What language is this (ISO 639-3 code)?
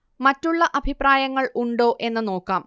mal